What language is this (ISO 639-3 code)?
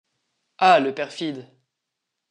fra